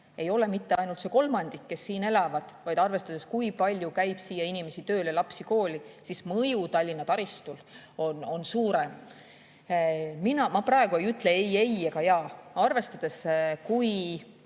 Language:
Estonian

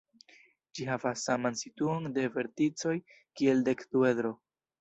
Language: Esperanto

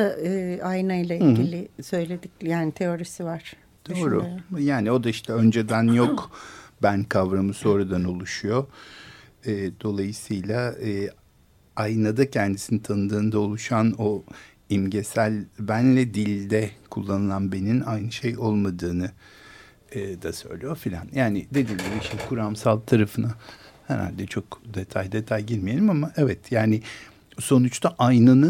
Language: Turkish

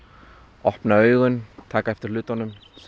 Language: Icelandic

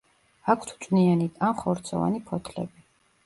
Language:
Georgian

